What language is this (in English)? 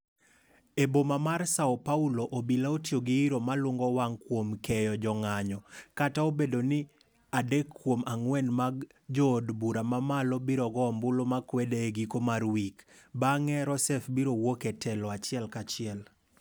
Luo (Kenya and Tanzania)